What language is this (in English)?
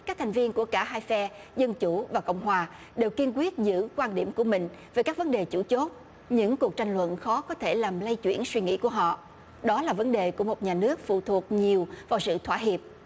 Vietnamese